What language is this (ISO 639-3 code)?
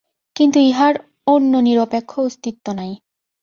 ben